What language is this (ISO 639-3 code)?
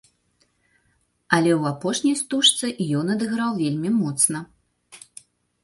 bel